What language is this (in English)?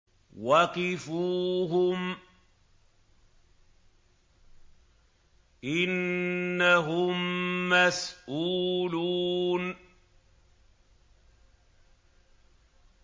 Arabic